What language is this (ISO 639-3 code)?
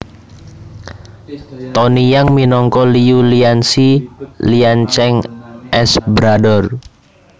jav